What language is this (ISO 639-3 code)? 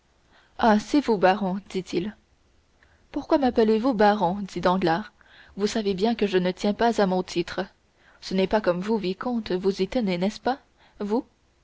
fra